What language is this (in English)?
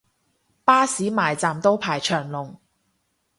Cantonese